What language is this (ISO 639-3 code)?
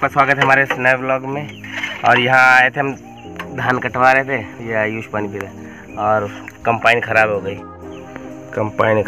hin